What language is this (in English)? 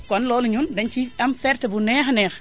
Wolof